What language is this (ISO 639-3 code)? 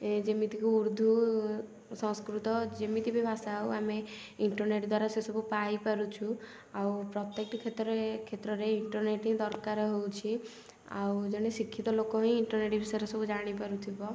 ori